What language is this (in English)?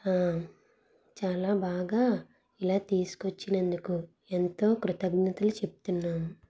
Telugu